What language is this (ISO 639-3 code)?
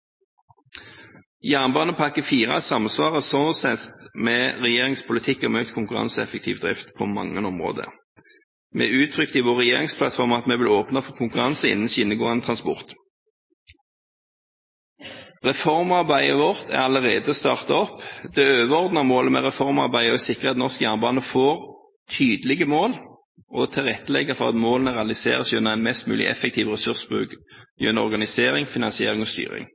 nob